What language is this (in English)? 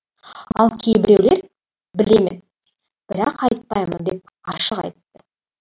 Kazakh